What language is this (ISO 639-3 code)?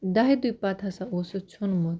kas